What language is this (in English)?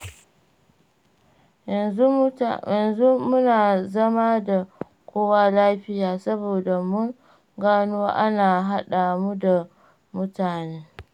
Hausa